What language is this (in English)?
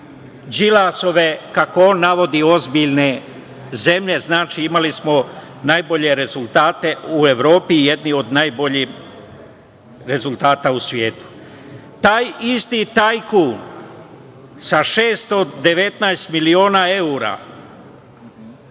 Serbian